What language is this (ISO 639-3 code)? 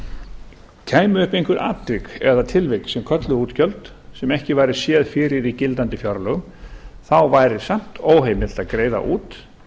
isl